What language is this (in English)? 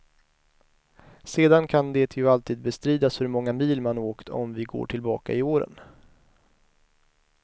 Swedish